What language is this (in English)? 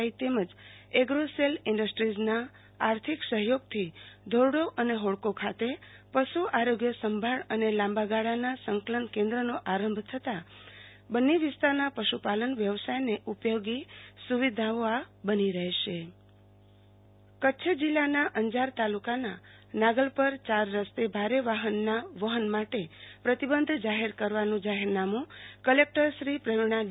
Gujarati